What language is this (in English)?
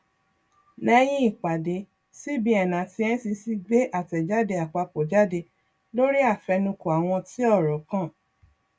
Yoruba